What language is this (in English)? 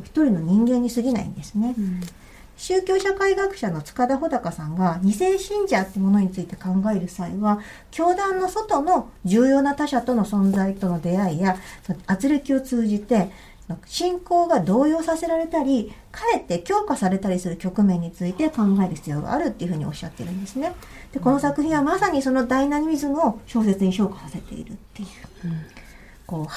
Japanese